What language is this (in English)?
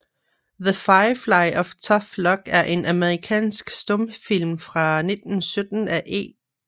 Danish